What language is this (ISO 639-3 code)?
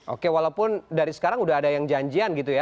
ind